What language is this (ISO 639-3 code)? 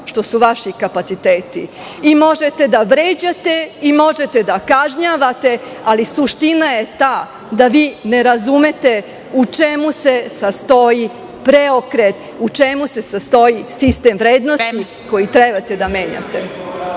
srp